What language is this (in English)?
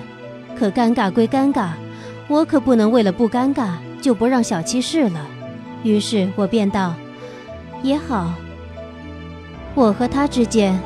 Chinese